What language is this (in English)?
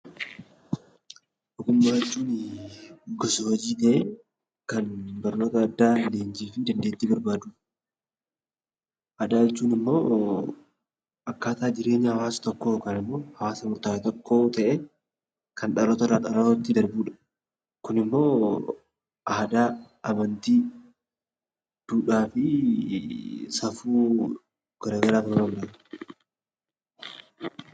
Oromo